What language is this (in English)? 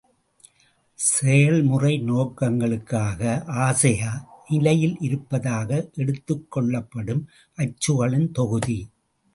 Tamil